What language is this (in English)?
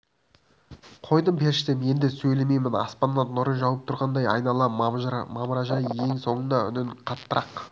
Kazakh